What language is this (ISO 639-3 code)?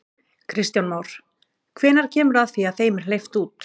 isl